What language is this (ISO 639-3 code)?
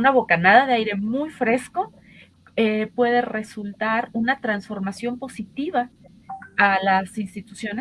spa